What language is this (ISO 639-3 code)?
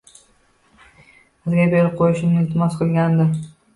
uzb